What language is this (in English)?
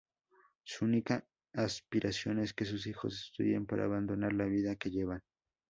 Spanish